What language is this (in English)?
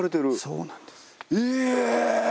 Japanese